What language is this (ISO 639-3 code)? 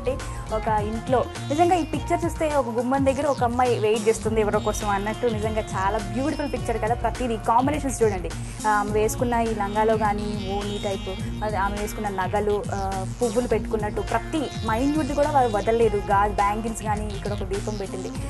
tel